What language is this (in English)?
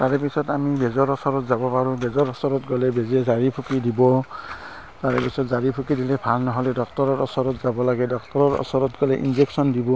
Assamese